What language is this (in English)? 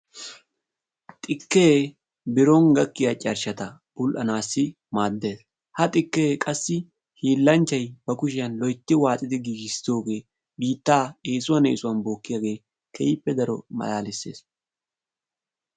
Wolaytta